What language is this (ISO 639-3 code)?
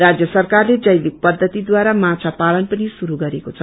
nep